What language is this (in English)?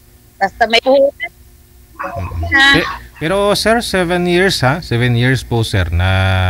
Filipino